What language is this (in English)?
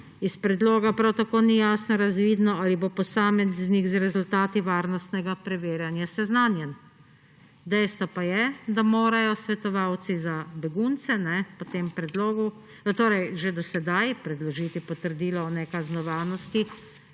Slovenian